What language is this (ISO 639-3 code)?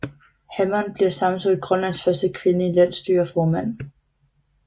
dan